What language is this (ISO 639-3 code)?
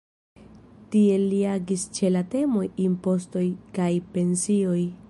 epo